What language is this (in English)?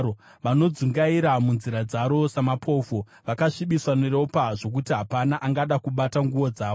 Shona